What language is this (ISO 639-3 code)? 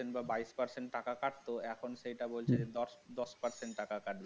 ben